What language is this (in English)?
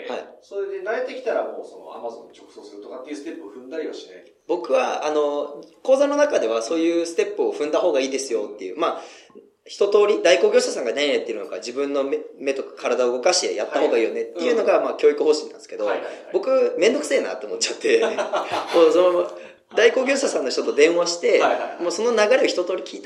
Japanese